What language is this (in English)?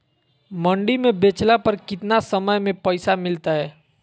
Magahi